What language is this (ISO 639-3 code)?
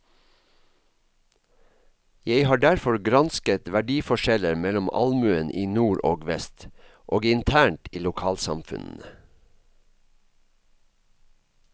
nor